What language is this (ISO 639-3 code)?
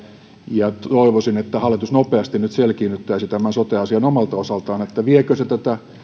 fin